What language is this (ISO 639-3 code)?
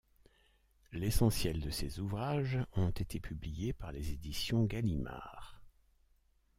fra